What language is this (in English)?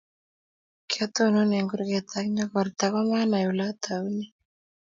Kalenjin